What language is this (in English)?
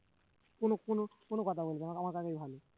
Bangla